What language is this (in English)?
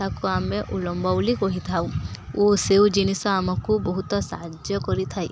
Odia